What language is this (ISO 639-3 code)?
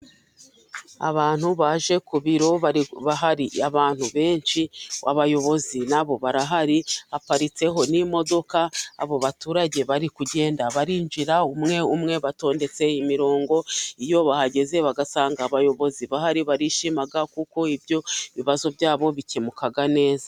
kin